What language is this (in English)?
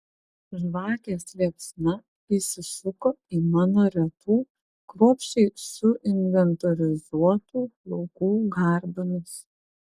Lithuanian